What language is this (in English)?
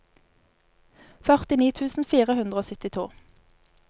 Norwegian